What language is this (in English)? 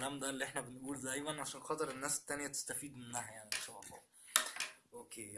Arabic